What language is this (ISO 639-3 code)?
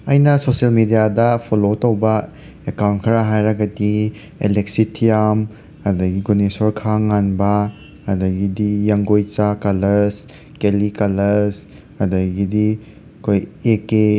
mni